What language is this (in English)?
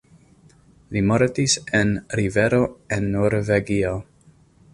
Esperanto